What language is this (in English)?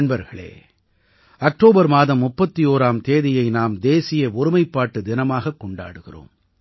Tamil